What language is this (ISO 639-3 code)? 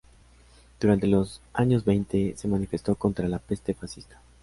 spa